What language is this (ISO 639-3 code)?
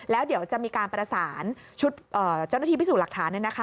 tha